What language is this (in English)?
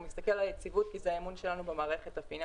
Hebrew